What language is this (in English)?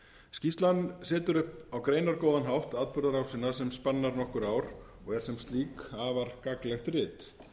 Icelandic